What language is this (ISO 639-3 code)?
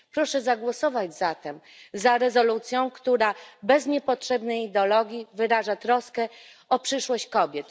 pol